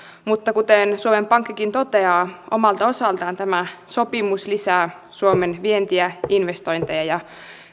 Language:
Finnish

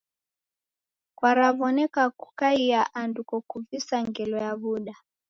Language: Taita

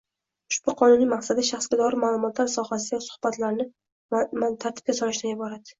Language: Uzbek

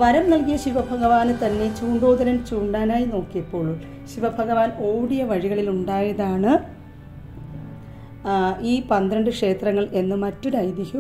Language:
Turkish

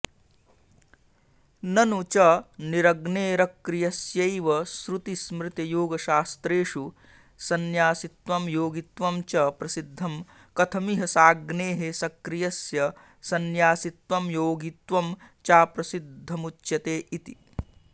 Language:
Sanskrit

